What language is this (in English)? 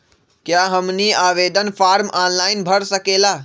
Magahi